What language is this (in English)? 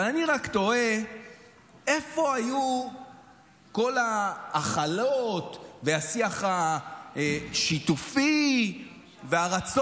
Hebrew